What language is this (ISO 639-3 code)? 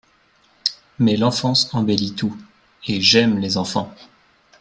fra